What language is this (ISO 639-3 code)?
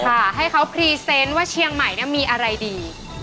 tha